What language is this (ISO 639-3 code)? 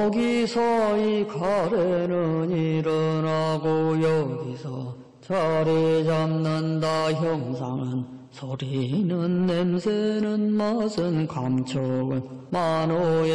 kor